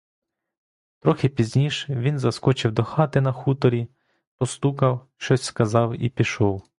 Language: Ukrainian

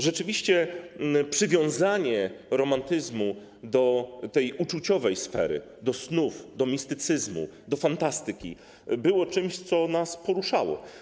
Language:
Polish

